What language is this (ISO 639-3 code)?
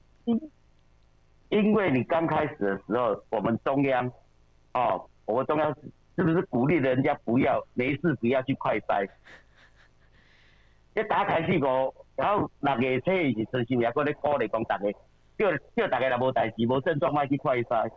zho